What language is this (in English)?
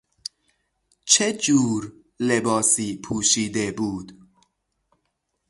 Persian